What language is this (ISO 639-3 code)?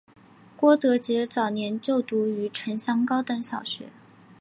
zho